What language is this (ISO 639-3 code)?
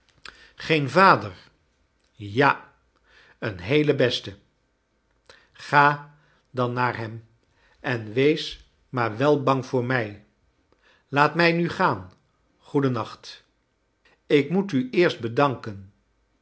nld